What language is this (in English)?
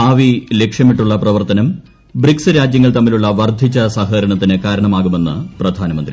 Malayalam